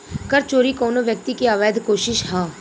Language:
Bhojpuri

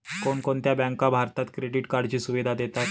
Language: Marathi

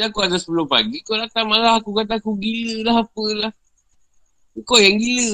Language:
Malay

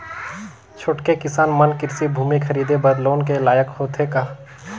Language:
Chhattisgarhi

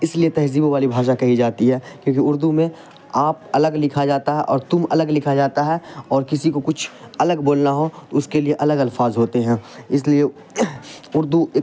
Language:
Urdu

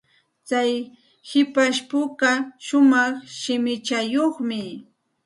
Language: Santa Ana de Tusi Pasco Quechua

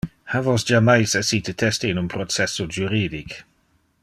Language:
Interlingua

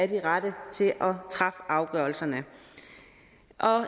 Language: Danish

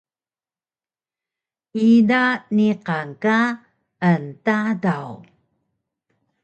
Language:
Taroko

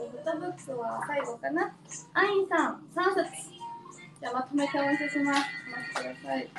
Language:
Japanese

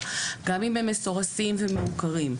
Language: Hebrew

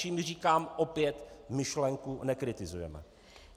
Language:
Czech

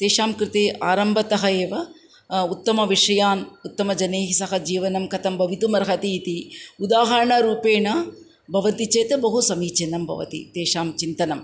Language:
Sanskrit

